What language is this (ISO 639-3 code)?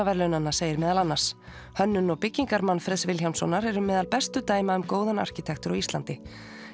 isl